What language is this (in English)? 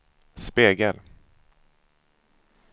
Swedish